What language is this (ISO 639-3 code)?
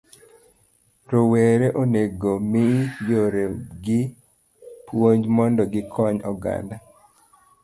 luo